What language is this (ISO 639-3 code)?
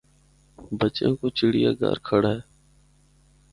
hno